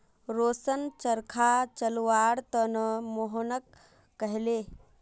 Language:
Magahi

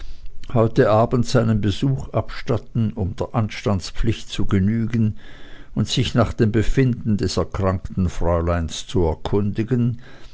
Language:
German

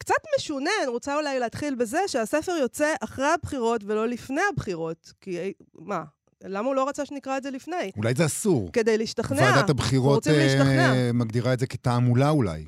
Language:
Hebrew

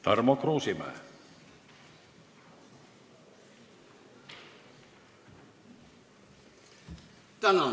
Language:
Estonian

